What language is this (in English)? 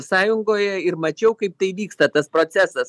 Lithuanian